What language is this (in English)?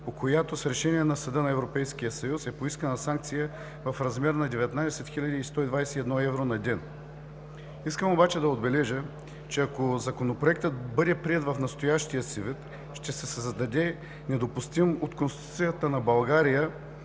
Bulgarian